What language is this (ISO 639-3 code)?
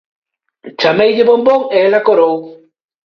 glg